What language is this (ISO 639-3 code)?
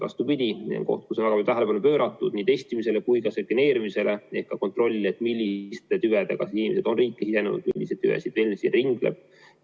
est